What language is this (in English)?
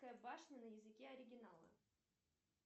Russian